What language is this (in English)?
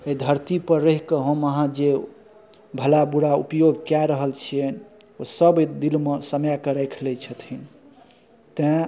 Maithili